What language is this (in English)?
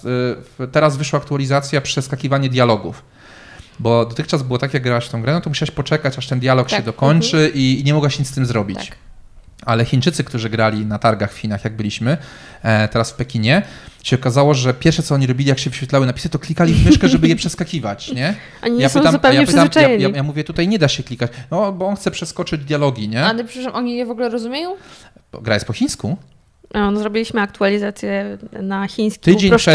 Polish